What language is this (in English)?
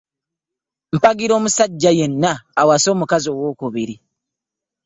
Ganda